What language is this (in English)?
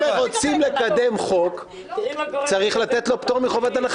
Hebrew